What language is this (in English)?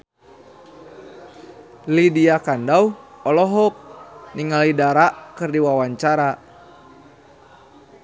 Sundanese